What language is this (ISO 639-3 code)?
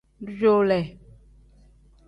kdh